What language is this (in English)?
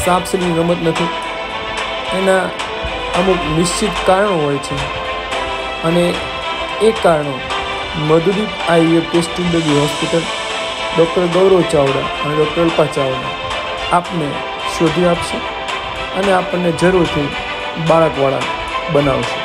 Hindi